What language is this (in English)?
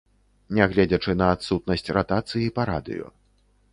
Belarusian